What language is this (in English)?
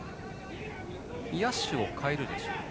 Japanese